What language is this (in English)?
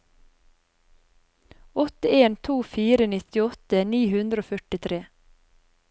Norwegian